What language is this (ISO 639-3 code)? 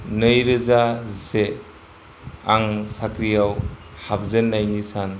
brx